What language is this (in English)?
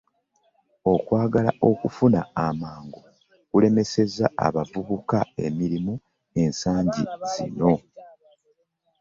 Ganda